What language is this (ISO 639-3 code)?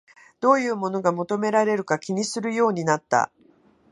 jpn